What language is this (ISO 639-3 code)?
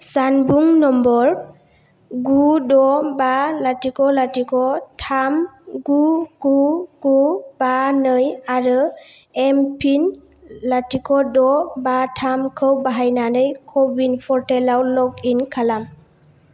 brx